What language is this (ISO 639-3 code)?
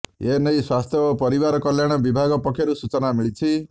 ori